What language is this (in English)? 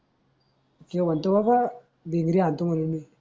Marathi